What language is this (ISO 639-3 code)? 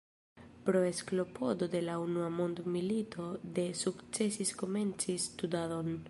epo